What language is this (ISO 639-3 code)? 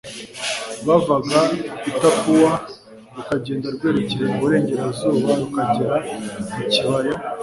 kin